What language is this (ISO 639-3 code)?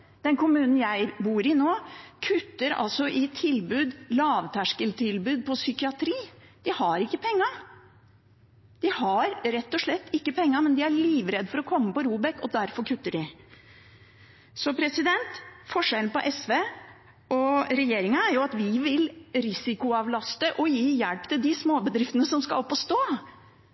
nob